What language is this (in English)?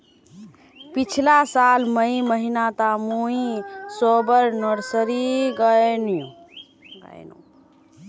Magahi